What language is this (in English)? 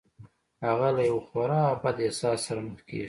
Pashto